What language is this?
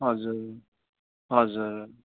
Nepali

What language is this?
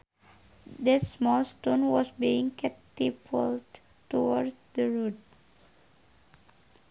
Sundanese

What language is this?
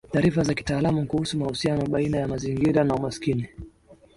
Swahili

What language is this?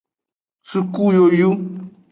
Aja (Benin)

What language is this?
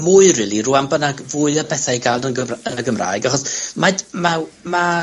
Welsh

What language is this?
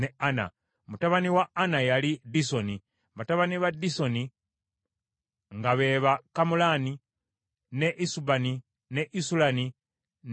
Ganda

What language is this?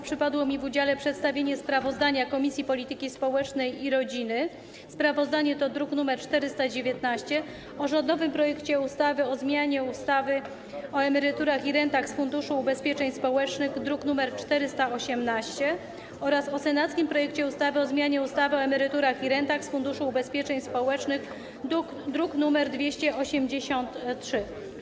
Polish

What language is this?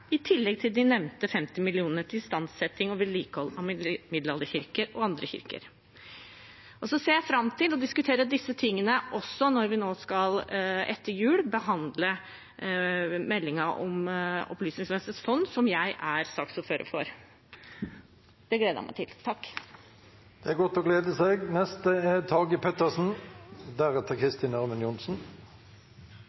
Norwegian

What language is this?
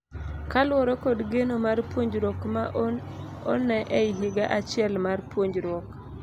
Luo (Kenya and Tanzania)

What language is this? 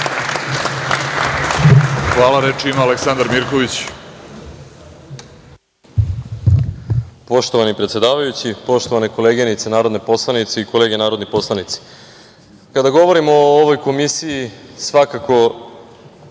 Serbian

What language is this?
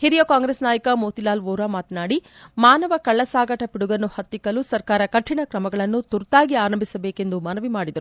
Kannada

